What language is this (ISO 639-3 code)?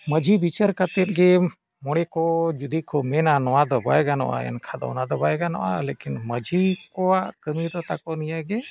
sat